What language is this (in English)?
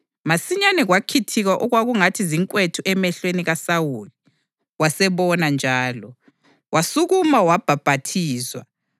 North Ndebele